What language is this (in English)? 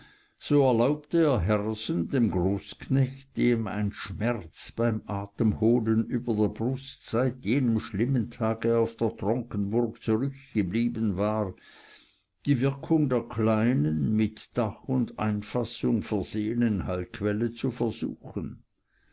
German